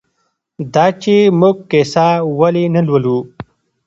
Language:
Pashto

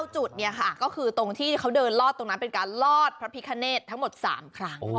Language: Thai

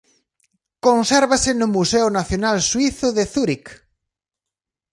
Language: Galician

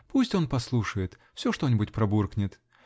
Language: Russian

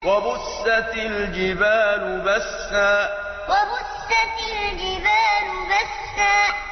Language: Arabic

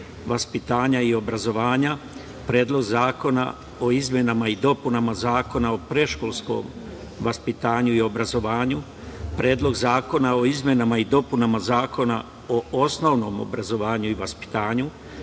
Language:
Serbian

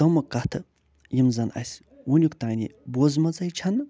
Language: Kashmiri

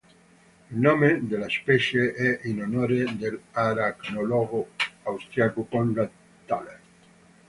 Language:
Italian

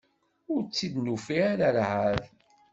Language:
Kabyle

